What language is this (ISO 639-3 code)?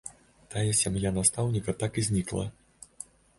bel